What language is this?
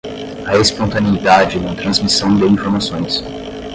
Portuguese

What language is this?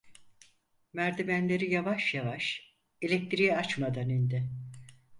Turkish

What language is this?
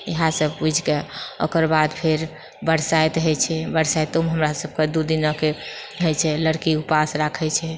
Maithili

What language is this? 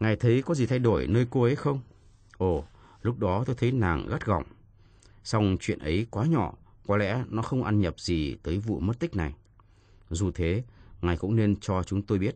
Vietnamese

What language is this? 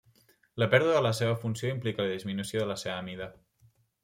Catalan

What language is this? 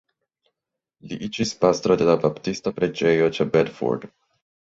Esperanto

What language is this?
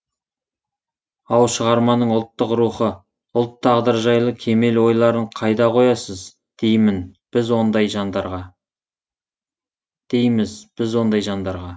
Kazakh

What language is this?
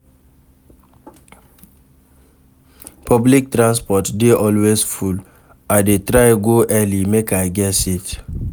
Nigerian Pidgin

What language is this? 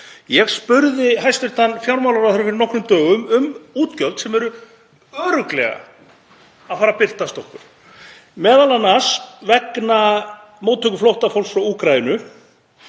Icelandic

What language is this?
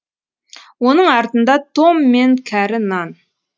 Kazakh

